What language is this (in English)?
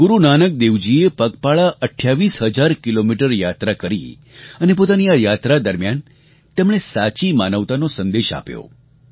Gujarati